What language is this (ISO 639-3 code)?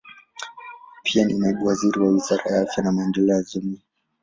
swa